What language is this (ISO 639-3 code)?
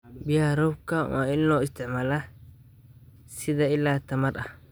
som